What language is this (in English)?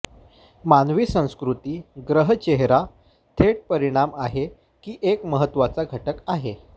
Marathi